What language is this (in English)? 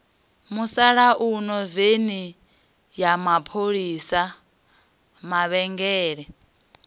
Venda